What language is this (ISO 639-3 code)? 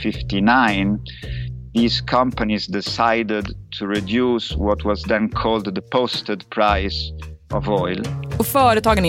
swe